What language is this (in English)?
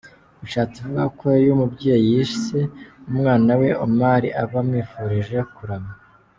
Kinyarwanda